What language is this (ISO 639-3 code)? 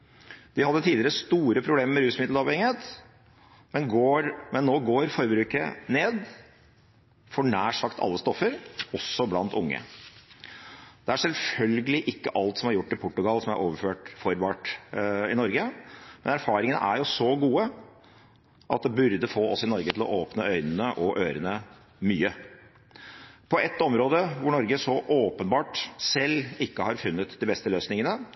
nob